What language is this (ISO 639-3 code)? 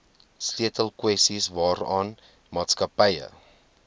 afr